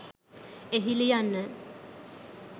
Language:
Sinhala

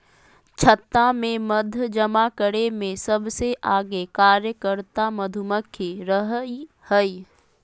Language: Magahi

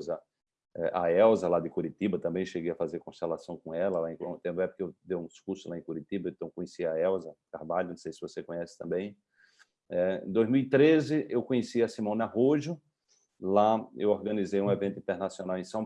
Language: Portuguese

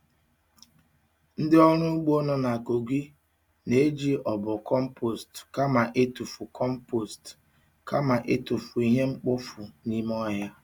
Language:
Igbo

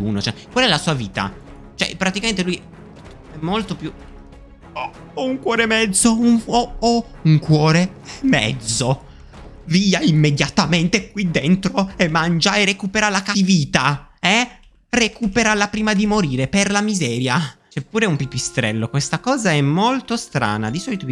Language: Italian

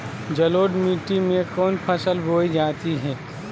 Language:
Magahi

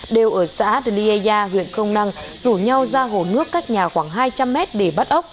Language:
Vietnamese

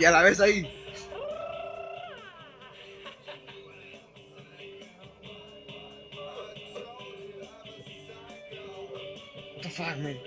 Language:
Spanish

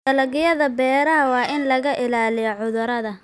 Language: Somali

